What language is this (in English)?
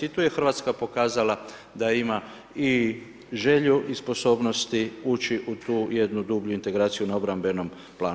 Croatian